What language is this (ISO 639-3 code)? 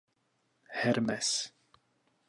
ces